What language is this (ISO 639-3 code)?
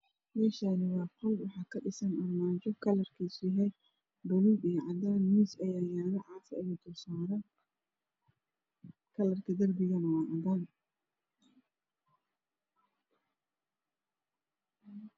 som